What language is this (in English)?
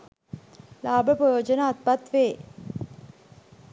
Sinhala